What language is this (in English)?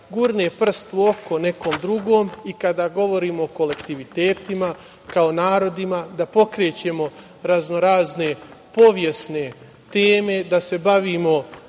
Serbian